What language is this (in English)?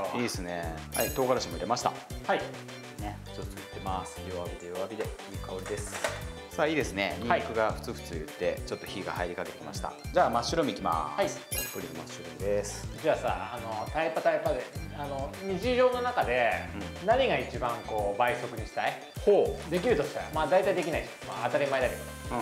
Japanese